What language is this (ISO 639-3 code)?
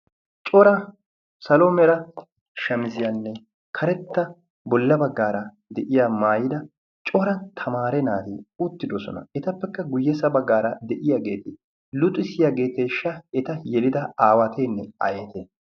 wal